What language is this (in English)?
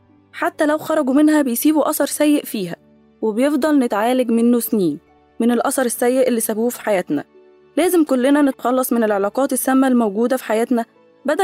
Arabic